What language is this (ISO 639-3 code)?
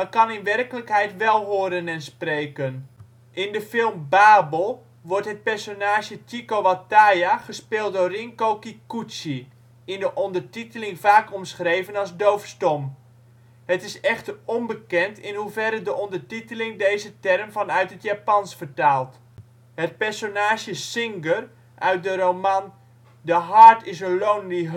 nld